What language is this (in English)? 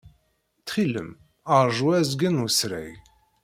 Kabyle